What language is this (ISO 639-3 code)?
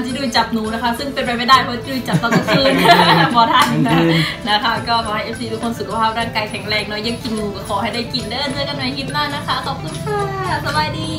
tha